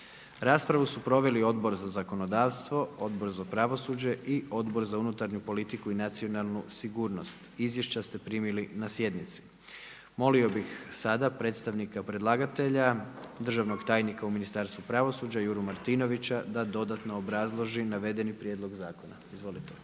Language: Croatian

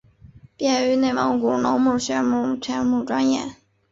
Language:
Chinese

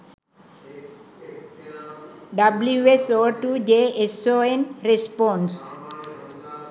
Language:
Sinhala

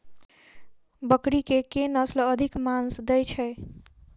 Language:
Maithili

